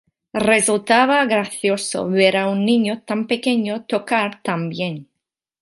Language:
Spanish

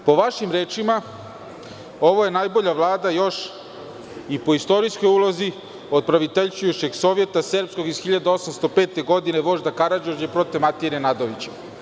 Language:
Serbian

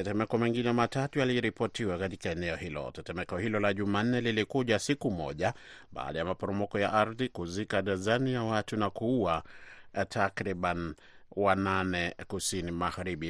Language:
Swahili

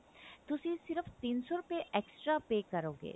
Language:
Punjabi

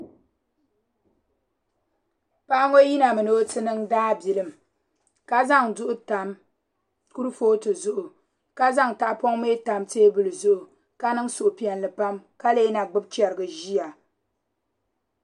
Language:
Dagbani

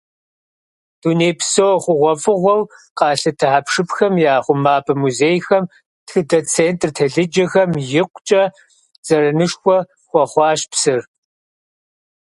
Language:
Kabardian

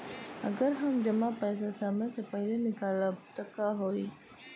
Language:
Bhojpuri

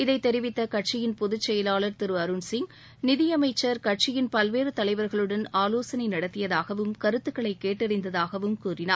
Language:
Tamil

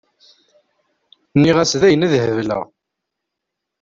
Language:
Kabyle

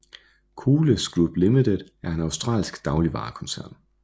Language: Danish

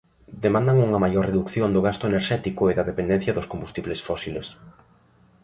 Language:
Galician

